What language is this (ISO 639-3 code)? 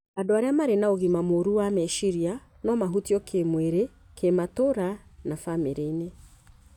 kik